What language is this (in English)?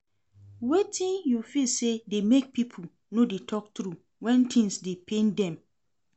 Nigerian Pidgin